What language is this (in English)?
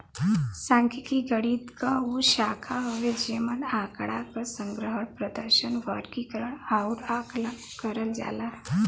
Bhojpuri